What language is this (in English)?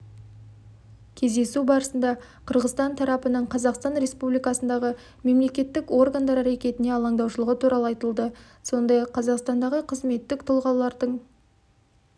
Kazakh